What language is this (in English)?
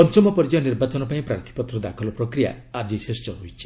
Odia